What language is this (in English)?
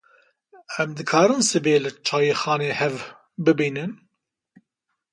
Kurdish